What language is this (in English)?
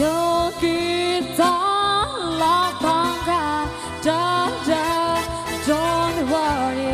Indonesian